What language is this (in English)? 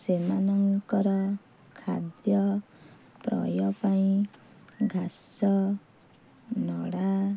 Odia